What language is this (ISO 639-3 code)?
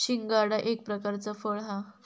mar